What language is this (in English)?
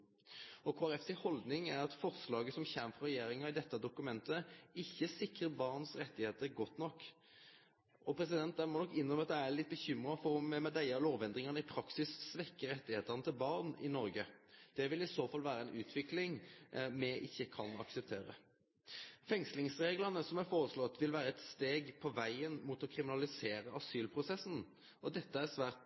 Norwegian Nynorsk